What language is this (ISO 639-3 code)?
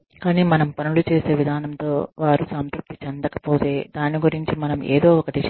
tel